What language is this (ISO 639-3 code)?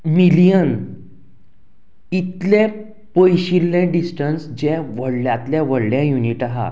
kok